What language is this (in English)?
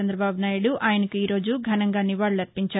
Telugu